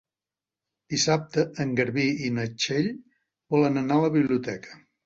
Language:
Catalan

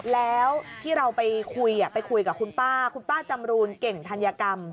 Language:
Thai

